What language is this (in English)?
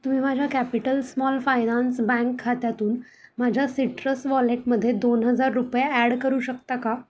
Marathi